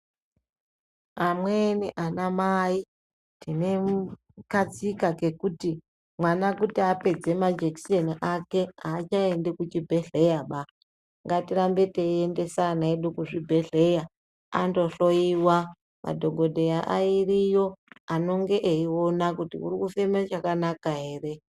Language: Ndau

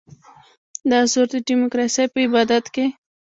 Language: Pashto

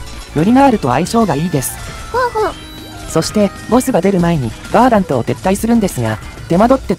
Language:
Japanese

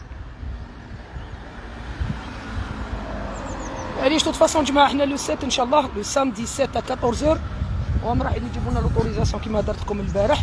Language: Arabic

